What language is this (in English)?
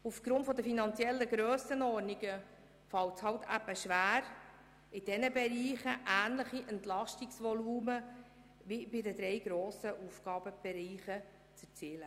Swiss German